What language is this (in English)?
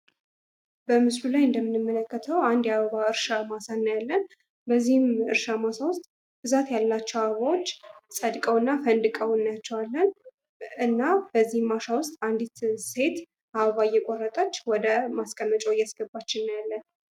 Amharic